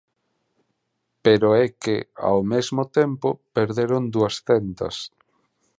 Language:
Galician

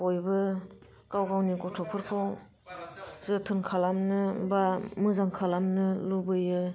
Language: Bodo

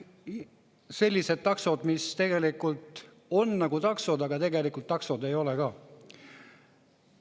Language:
Estonian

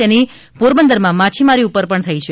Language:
Gujarati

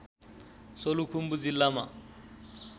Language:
Nepali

